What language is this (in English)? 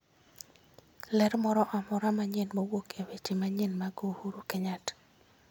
Luo (Kenya and Tanzania)